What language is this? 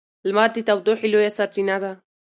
Pashto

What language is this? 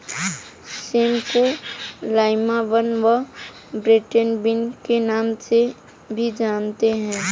Hindi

